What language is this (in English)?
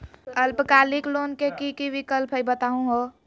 Magahi